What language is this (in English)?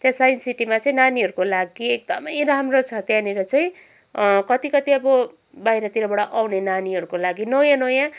Nepali